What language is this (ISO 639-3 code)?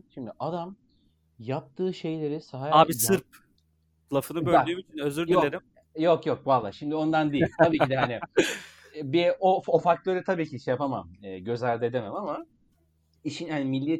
tur